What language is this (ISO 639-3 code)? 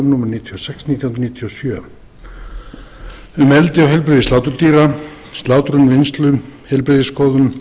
isl